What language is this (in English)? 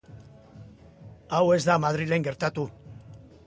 Basque